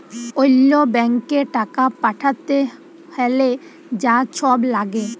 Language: Bangla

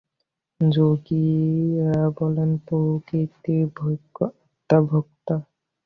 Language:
Bangla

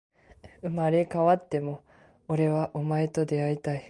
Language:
Japanese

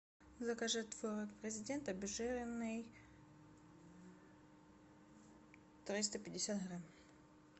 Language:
Russian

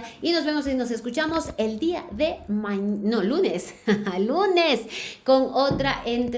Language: Spanish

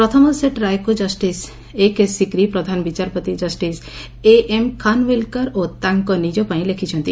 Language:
Odia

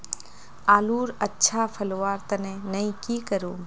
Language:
Magahi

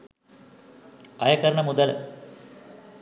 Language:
Sinhala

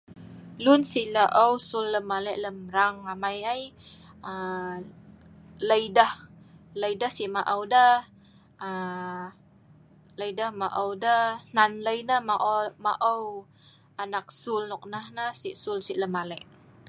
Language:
Sa'ban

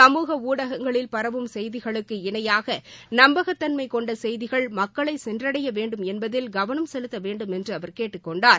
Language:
Tamil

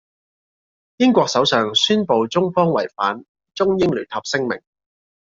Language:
Cantonese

